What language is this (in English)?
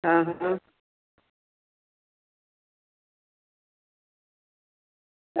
Gujarati